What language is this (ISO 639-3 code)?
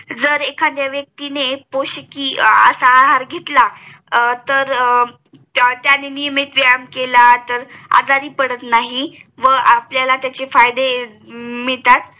mar